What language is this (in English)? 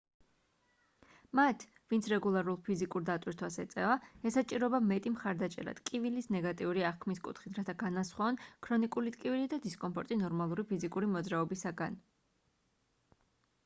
Georgian